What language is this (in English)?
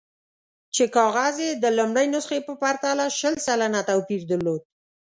Pashto